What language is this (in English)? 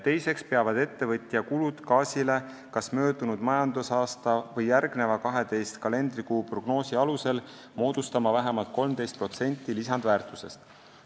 Estonian